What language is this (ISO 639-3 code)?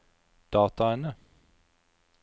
nor